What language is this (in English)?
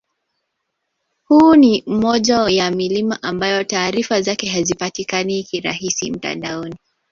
Swahili